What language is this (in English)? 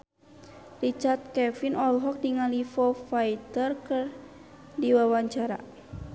Sundanese